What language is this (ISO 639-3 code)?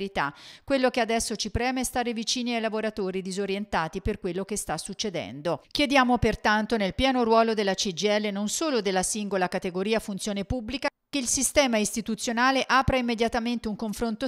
ita